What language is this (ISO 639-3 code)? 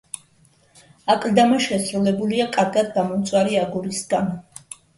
kat